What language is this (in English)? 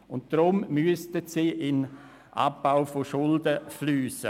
Swiss German